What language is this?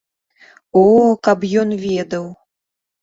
Belarusian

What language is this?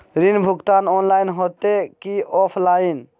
Magahi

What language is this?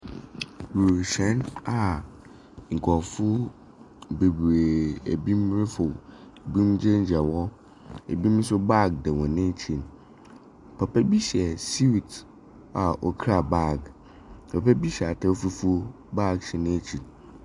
Akan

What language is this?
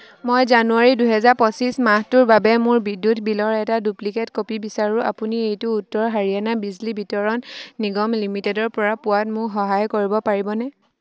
Assamese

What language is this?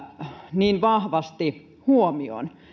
Finnish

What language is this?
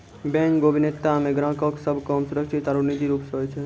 Maithili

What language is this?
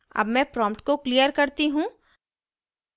Hindi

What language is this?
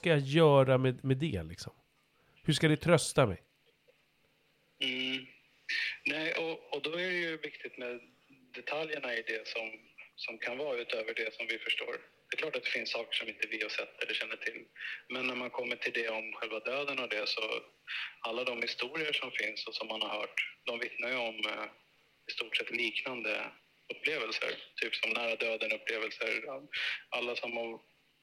Swedish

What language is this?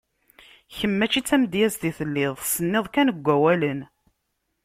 Kabyle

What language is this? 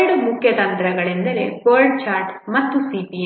Kannada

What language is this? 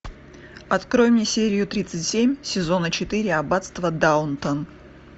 Russian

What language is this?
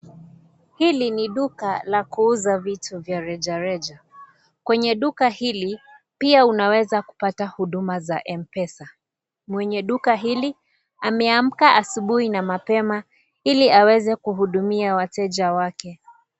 Swahili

